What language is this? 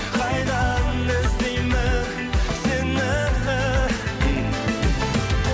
Kazakh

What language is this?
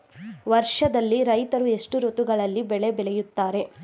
Kannada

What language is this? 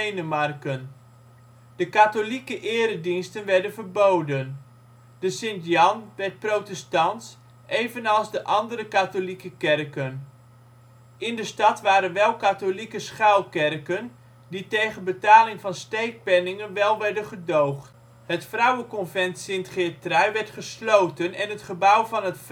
Dutch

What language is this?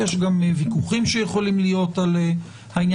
Hebrew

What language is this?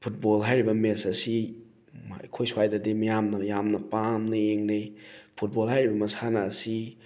Manipuri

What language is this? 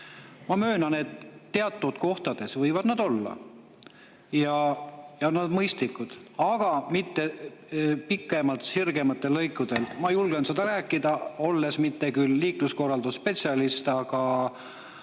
Estonian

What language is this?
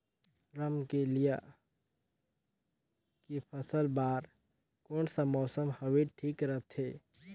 Chhattisgarhi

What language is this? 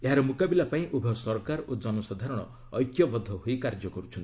Odia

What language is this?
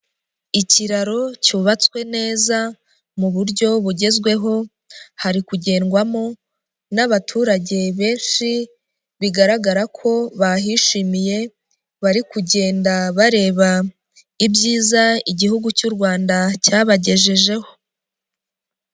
Kinyarwanda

